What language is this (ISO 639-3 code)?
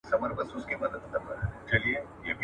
pus